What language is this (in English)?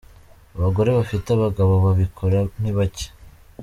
Kinyarwanda